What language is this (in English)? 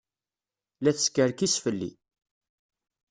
Kabyle